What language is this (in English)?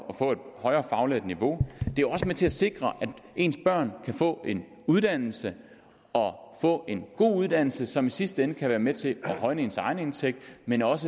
Danish